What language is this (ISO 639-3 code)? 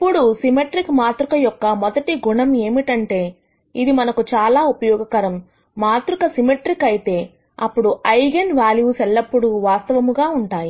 tel